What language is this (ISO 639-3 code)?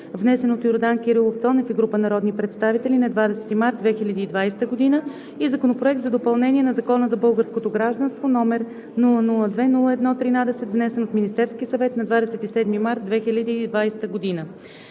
bul